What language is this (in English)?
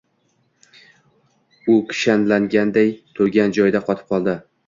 Uzbek